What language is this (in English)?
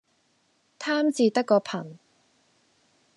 Cantonese